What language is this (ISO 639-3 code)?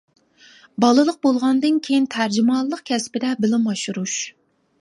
uig